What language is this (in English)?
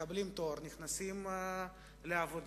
Hebrew